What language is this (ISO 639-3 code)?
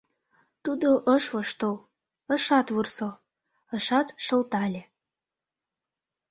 chm